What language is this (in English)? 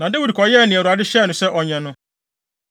Akan